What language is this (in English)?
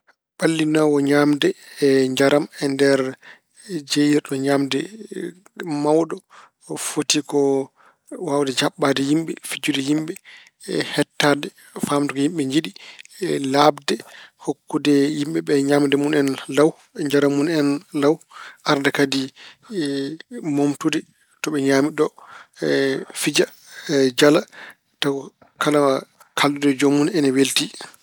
Fula